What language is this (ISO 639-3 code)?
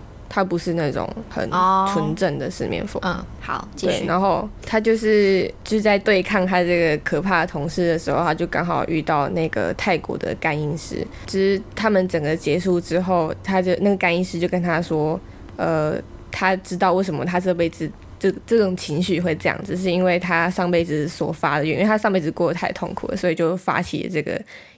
zho